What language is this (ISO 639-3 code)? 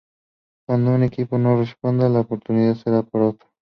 spa